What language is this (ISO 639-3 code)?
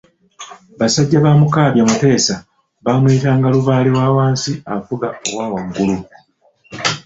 lug